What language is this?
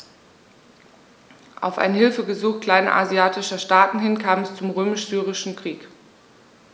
German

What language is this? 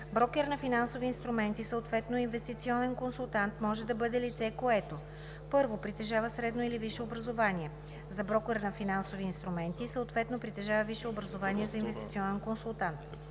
Bulgarian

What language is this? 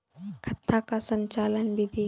Maithili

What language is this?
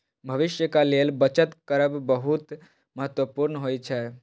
Maithili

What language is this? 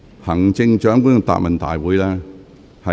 Cantonese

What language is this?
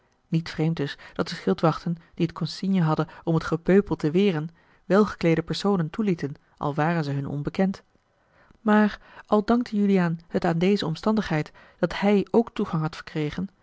Dutch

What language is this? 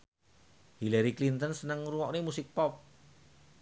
Javanese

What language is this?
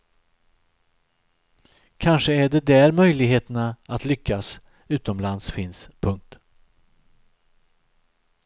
Swedish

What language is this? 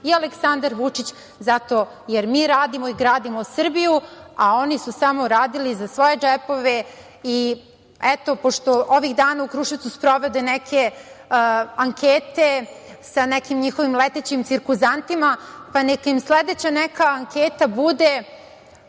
Serbian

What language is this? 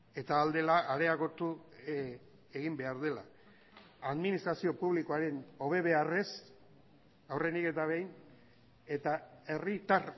Basque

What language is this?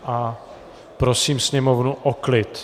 Czech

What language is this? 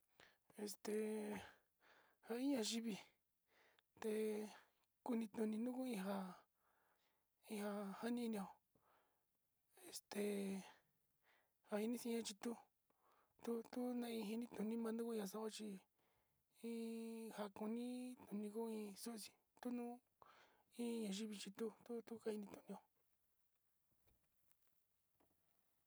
Sinicahua Mixtec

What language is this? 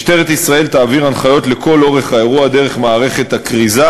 Hebrew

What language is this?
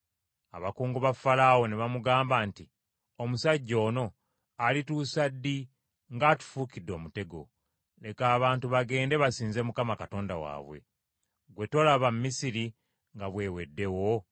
Ganda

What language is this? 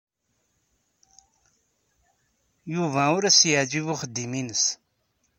Kabyle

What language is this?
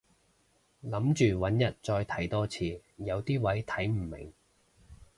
Cantonese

